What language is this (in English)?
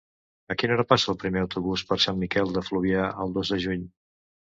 Catalan